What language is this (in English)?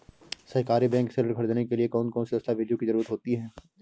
Hindi